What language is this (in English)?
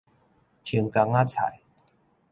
Min Nan Chinese